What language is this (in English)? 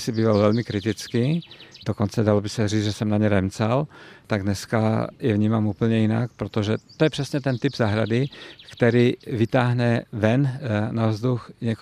Czech